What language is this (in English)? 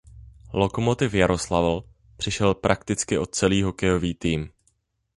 Czech